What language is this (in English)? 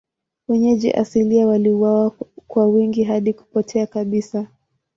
Swahili